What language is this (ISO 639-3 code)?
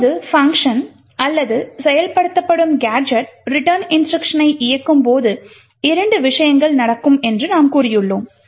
tam